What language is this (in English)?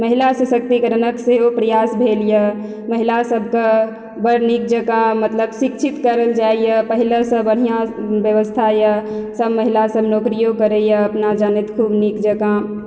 Maithili